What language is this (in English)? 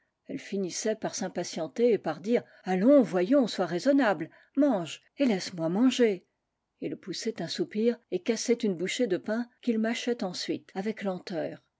French